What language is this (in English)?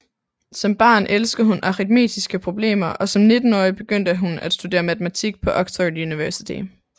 Danish